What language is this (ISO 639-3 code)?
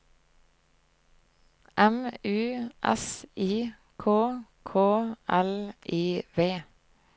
nor